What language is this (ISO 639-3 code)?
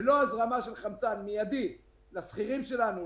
heb